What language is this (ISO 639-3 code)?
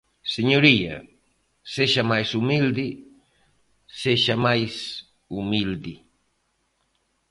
glg